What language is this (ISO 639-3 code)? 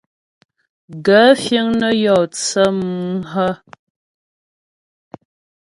bbj